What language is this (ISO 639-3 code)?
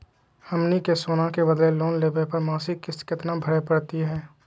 mag